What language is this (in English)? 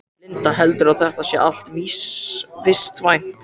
Icelandic